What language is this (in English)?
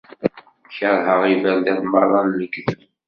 Kabyle